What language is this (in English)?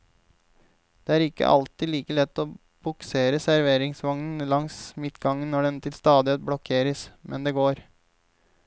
Norwegian